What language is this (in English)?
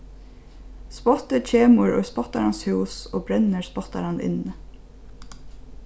Faroese